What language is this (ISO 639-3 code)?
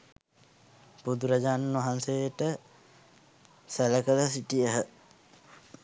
sin